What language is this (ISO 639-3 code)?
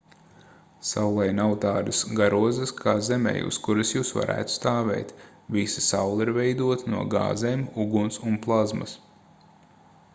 lav